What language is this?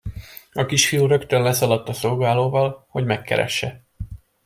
Hungarian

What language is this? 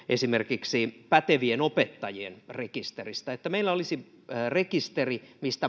Finnish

